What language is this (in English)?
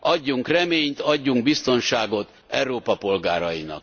Hungarian